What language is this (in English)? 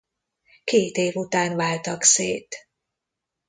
Hungarian